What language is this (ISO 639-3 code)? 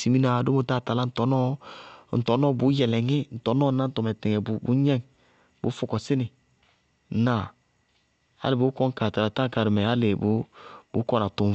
bqg